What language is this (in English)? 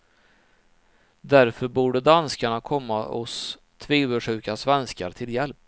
Swedish